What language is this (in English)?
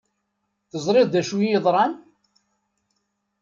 Kabyle